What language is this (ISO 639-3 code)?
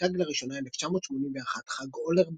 heb